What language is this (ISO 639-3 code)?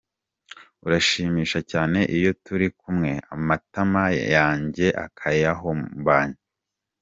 kin